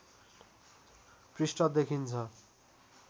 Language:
Nepali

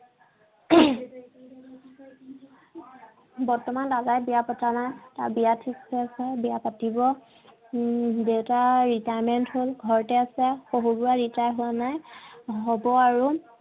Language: Assamese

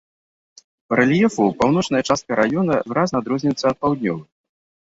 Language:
Belarusian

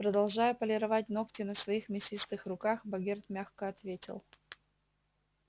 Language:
Russian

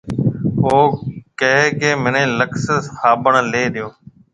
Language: Marwari (Pakistan)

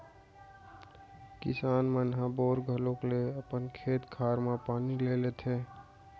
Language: Chhattisgarhi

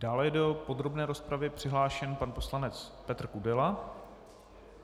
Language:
Czech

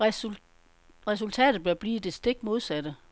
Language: Danish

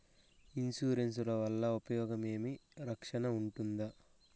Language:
Telugu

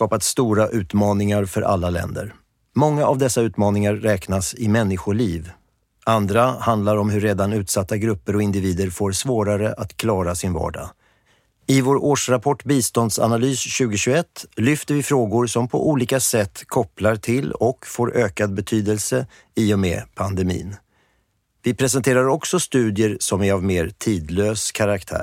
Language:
Swedish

